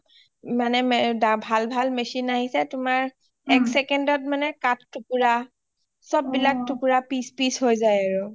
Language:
Assamese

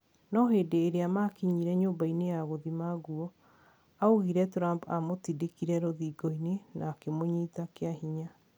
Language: Kikuyu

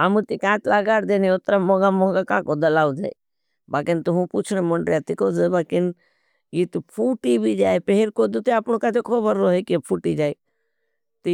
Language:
Bhili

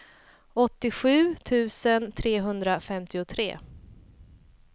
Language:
Swedish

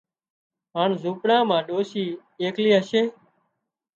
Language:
Wadiyara Koli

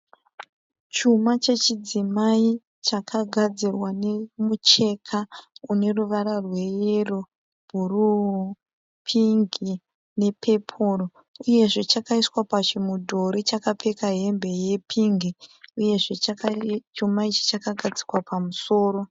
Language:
Shona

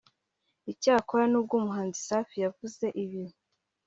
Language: Kinyarwanda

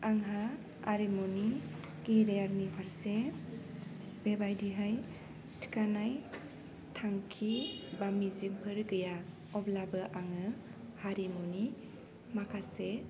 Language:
Bodo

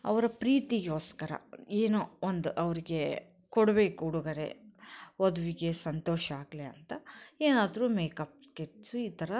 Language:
Kannada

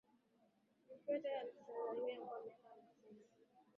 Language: Swahili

